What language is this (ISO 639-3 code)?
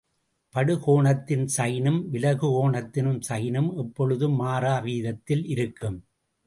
tam